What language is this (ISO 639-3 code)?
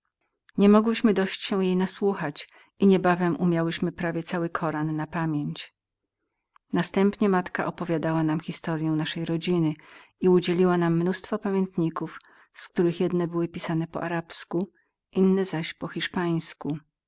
pol